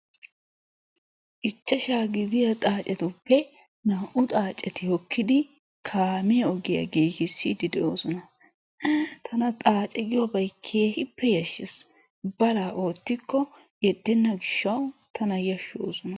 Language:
Wolaytta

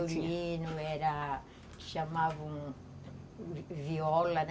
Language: Portuguese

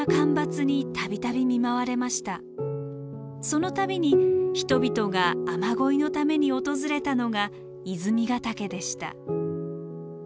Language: Japanese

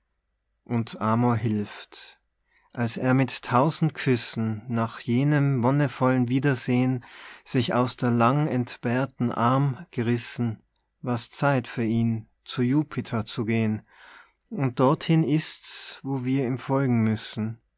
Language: German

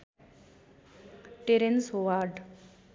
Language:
Nepali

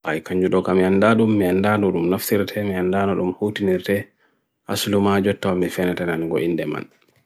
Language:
Bagirmi Fulfulde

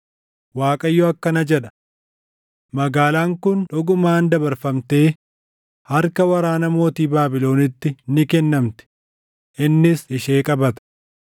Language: Oromo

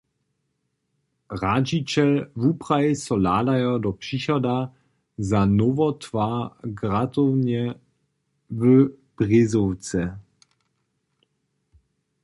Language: Upper Sorbian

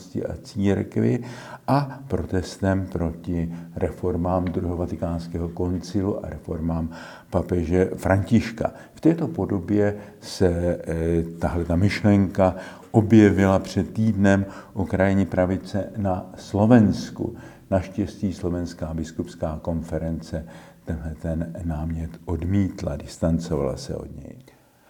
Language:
Czech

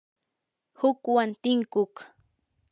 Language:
Yanahuanca Pasco Quechua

